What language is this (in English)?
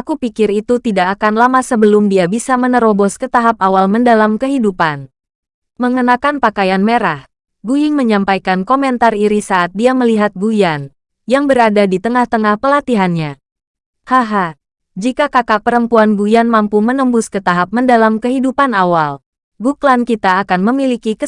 Indonesian